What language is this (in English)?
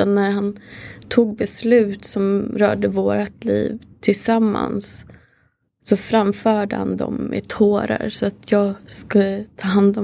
Swedish